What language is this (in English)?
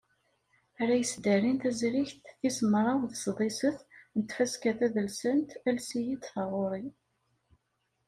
Kabyle